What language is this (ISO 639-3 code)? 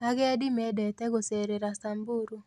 kik